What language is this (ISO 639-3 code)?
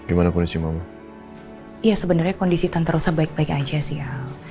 ind